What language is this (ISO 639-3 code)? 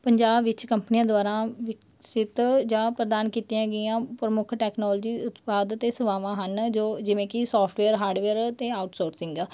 pan